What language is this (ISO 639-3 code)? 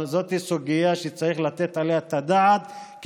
heb